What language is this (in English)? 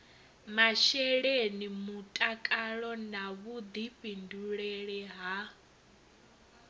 Venda